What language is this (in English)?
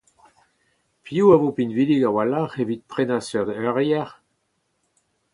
Breton